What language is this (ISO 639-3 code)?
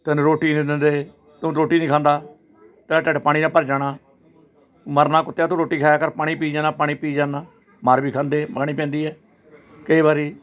pan